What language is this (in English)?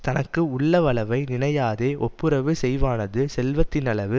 Tamil